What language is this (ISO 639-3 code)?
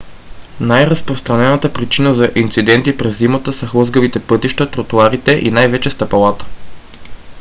bul